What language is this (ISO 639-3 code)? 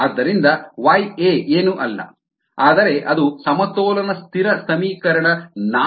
kan